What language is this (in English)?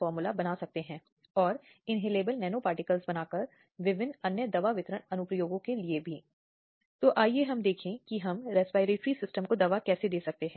Hindi